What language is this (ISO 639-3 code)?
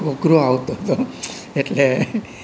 guj